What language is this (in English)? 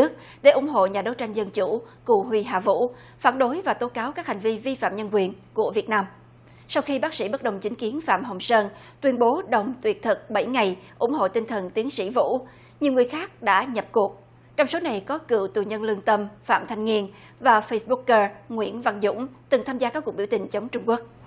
Vietnamese